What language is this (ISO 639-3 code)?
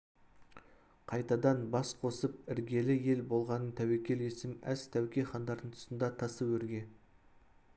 kaz